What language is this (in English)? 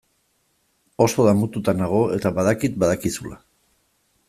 Basque